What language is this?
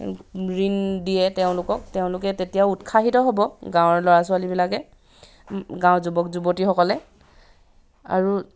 Assamese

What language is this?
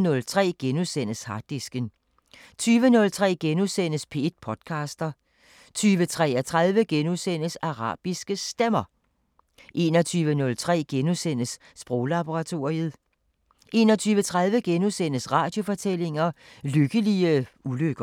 Danish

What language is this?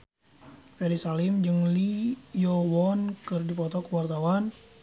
Sundanese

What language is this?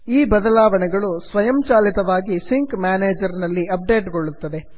Kannada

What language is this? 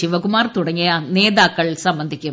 Malayalam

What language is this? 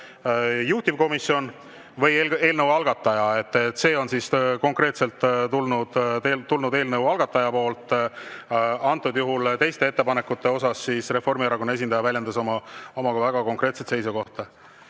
Estonian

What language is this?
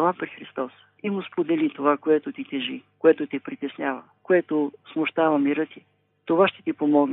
Bulgarian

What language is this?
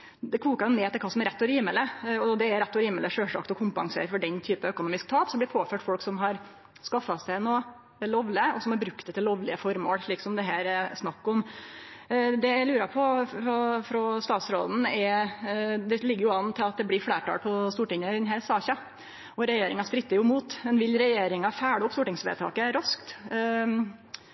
Norwegian Nynorsk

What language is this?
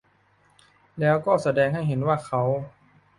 Thai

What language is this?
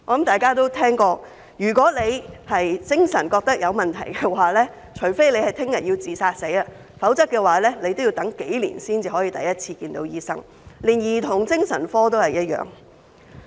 Cantonese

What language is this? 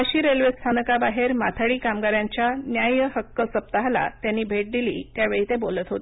Marathi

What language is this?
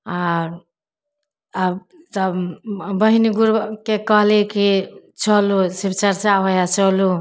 Maithili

